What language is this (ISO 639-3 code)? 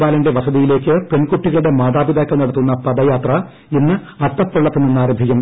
mal